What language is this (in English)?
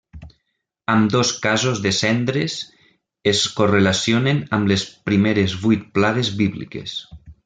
Catalan